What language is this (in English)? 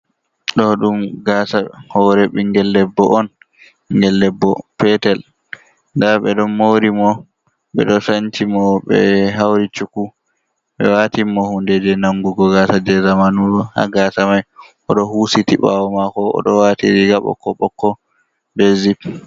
Fula